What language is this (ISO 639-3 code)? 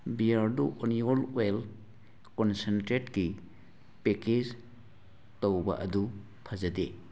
mni